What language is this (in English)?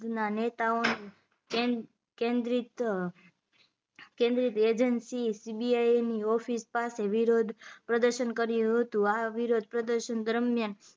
Gujarati